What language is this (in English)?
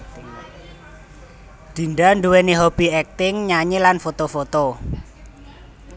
Javanese